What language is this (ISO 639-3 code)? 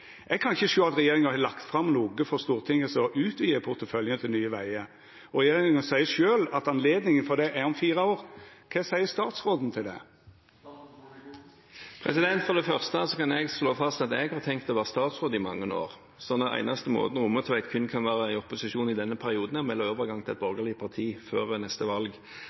nor